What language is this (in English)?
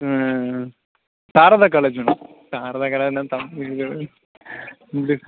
Tamil